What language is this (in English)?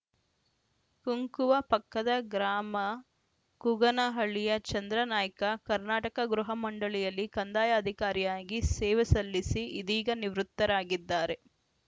Kannada